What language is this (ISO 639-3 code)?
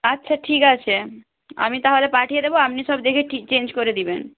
ben